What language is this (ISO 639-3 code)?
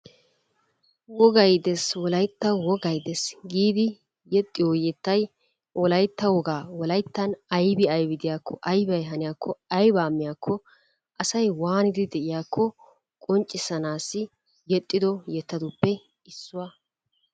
wal